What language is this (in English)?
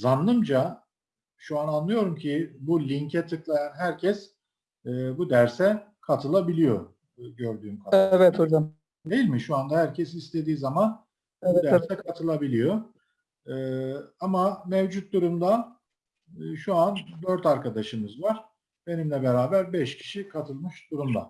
Turkish